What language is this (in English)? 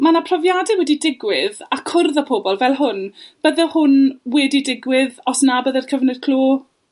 Welsh